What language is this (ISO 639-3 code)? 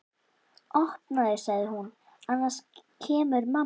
isl